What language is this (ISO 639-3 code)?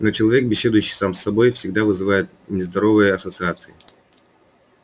rus